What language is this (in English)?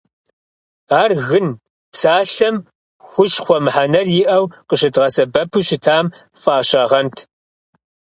Kabardian